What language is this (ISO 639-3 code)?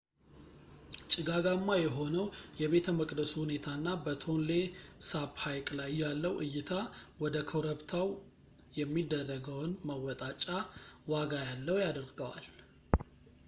amh